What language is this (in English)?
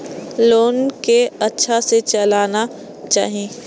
Maithili